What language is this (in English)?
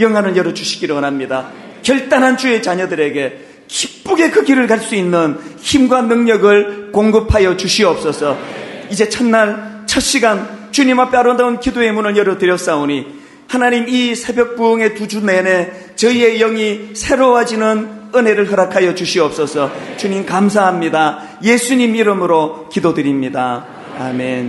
Korean